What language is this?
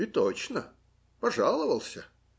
Russian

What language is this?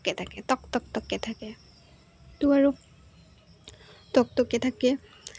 Assamese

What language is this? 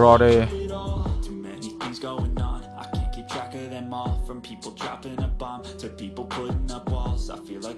Vietnamese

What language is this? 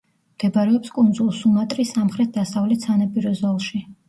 Georgian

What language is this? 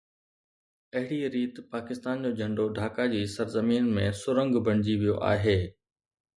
Sindhi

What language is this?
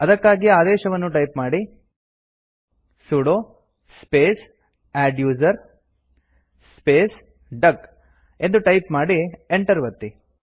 Kannada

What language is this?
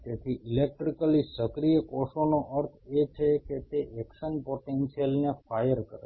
Gujarati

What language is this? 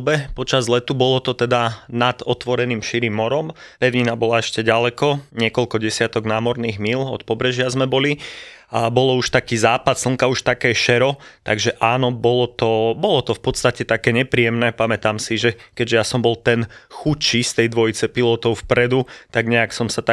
Slovak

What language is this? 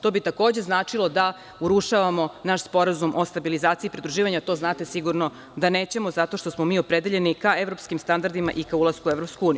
Serbian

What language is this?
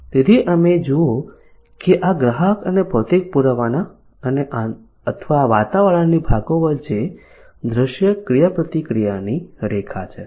Gujarati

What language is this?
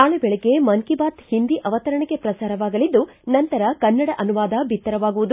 Kannada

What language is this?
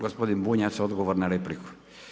Croatian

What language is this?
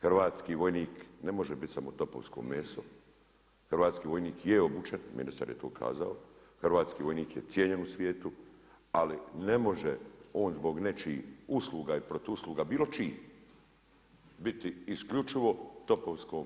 Croatian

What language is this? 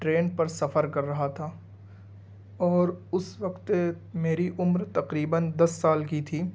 Urdu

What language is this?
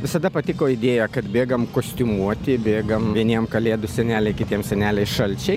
Lithuanian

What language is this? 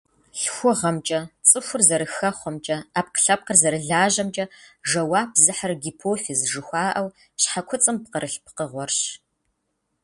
Kabardian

